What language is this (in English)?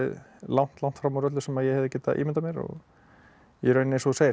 Icelandic